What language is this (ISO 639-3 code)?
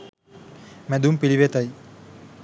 sin